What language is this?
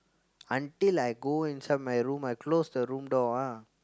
English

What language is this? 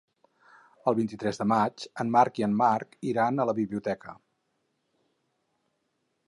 Catalan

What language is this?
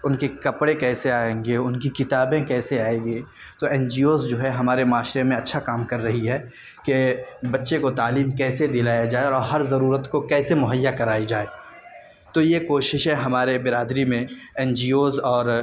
Urdu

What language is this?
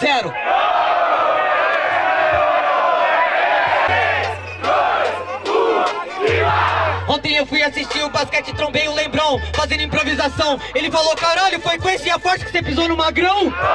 Portuguese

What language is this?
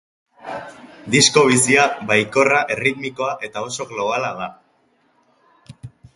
Basque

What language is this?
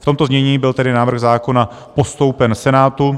Czech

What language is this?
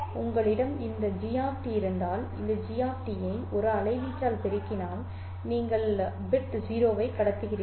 Tamil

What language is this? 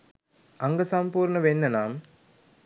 Sinhala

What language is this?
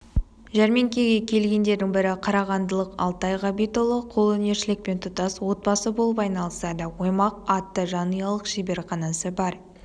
Kazakh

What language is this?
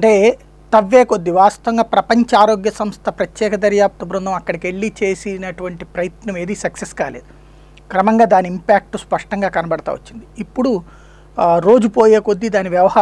Thai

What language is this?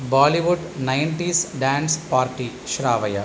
Sanskrit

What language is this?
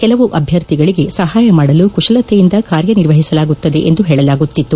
Kannada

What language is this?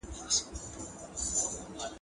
Pashto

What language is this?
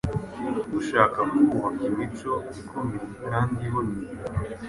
Kinyarwanda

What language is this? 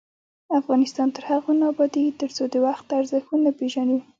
Pashto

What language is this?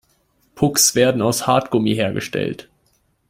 German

